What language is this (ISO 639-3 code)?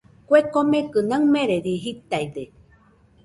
hux